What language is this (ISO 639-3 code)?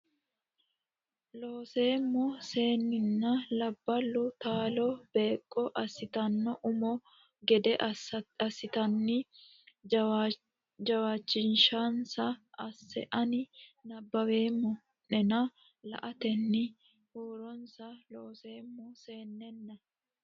sid